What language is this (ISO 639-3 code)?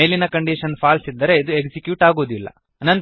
kan